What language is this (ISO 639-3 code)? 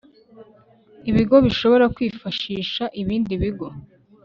kin